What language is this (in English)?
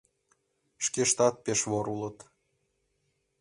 Mari